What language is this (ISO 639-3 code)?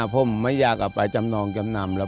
tha